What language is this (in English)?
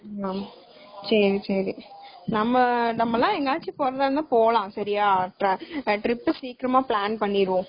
Tamil